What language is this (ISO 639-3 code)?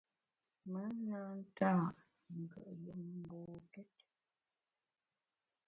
bax